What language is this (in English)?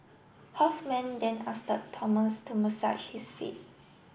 English